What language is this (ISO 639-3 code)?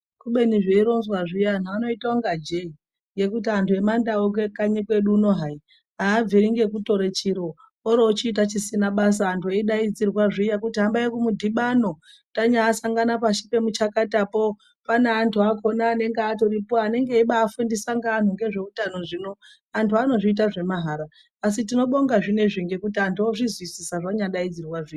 ndc